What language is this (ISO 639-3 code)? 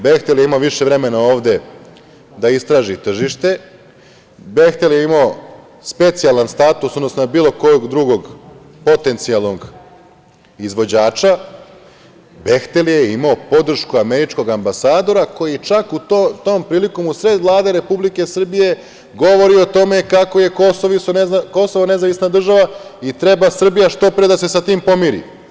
srp